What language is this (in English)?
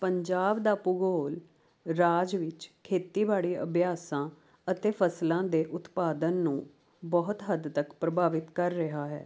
Punjabi